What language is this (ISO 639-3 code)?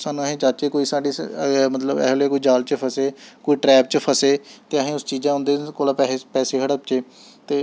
doi